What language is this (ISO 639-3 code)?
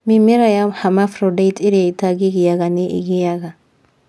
kik